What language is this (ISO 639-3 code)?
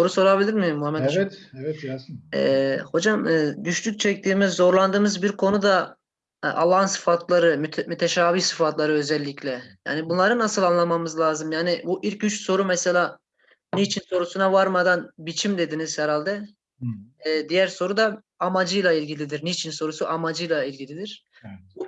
tur